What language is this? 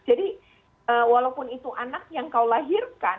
Indonesian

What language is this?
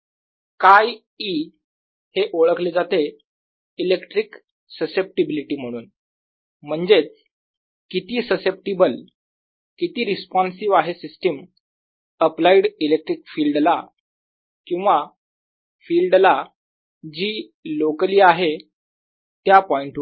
Marathi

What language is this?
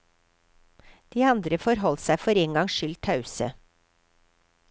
Norwegian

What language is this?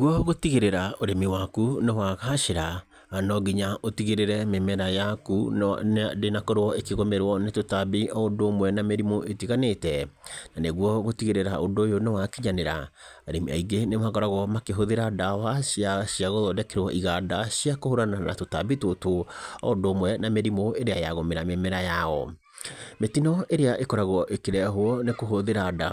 Kikuyu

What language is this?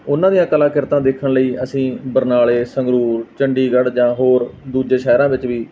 Punjabi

